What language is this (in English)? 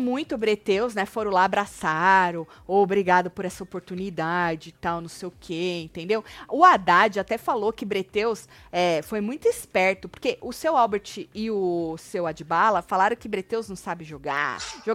Portuguese